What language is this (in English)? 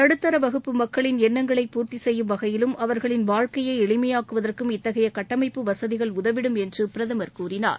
Tamil